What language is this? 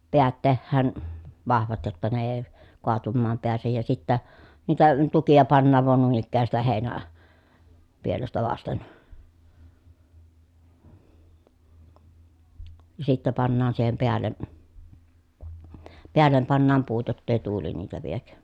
Finnish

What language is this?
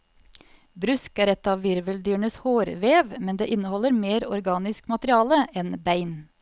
Norwegian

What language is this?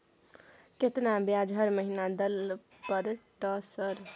Maithili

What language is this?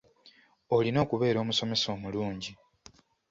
Ganda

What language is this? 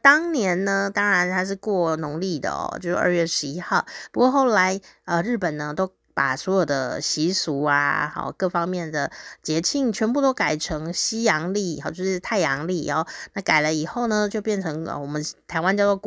Chinese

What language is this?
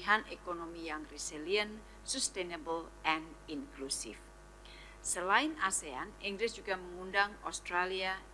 Indonesian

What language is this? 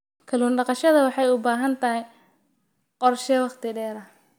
Somali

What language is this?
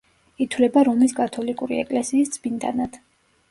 Georgian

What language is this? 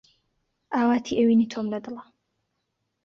Central Kurdish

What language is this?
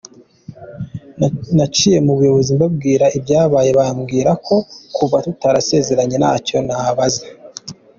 Kinyarwanda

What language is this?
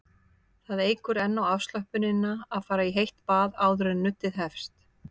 Icelandic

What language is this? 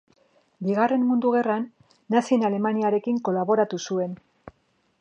Basque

